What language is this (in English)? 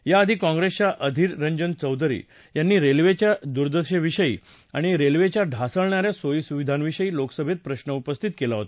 Marathi